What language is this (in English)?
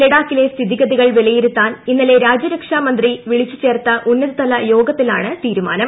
Malayalam